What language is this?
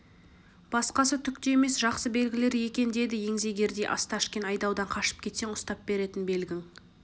Kazakh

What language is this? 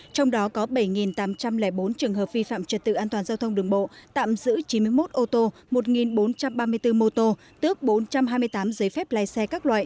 Vietnamese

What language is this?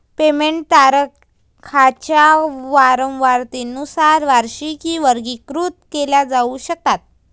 Marathi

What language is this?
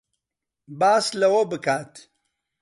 Central Kurdish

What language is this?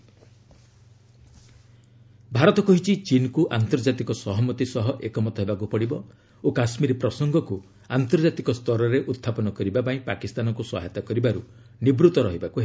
Odia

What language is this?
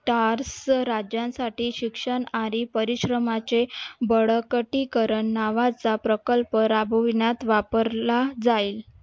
Marathi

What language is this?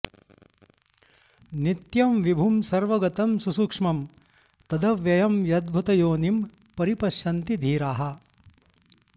Sanskrit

